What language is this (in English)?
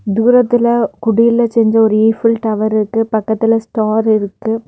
Tamil